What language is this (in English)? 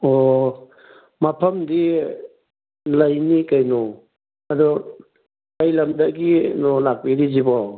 Manipuri